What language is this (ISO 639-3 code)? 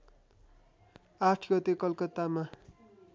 nep